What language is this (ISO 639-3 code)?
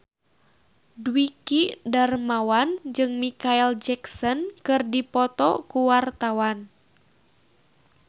sun